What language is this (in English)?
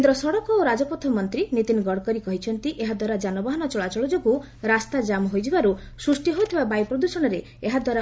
Odia